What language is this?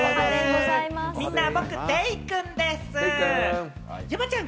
Japanese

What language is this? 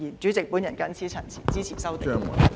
Cantonese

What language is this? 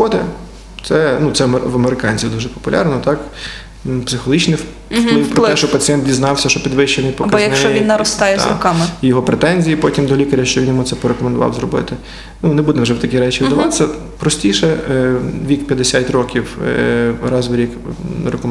Ukrainian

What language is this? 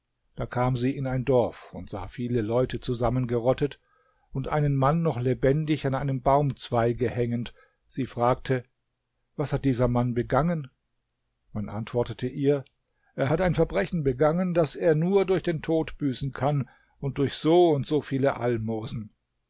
German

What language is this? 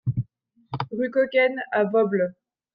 French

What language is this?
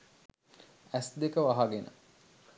Sinhala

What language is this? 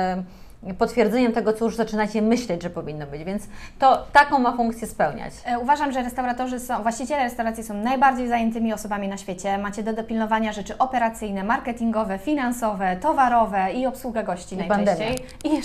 Polish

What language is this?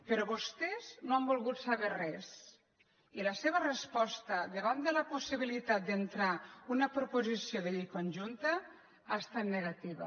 Catalan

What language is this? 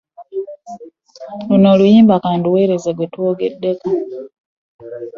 Ganda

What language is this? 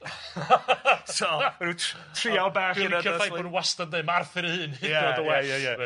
Welsh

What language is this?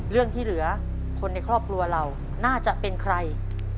Thai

